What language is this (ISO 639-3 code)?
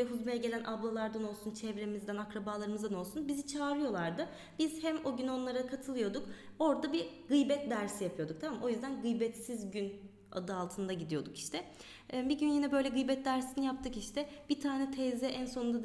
tur